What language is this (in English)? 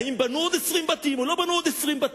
Hebrew